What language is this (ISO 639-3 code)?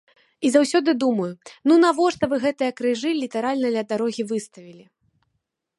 bel